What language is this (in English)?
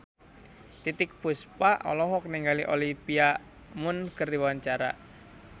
Sundanese